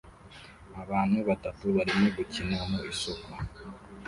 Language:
Kinyarwanda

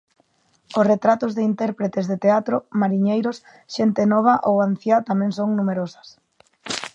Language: Galician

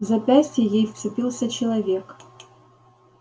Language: Russian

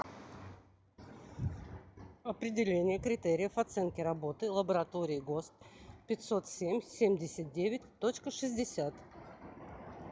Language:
Russian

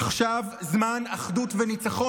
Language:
Hebrew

